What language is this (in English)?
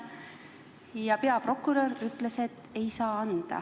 Estonian